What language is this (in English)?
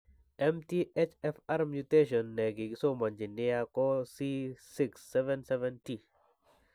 Kalenjin